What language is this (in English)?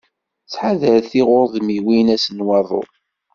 Kabyle